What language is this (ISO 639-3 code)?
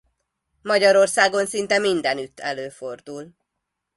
hun